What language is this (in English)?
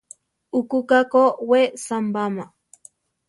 Central Tarahumara